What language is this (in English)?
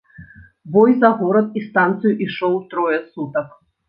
Belarusian